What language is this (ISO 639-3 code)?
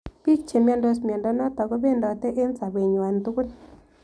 kln